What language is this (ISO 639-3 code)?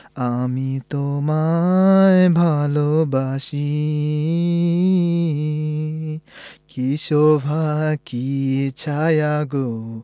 ben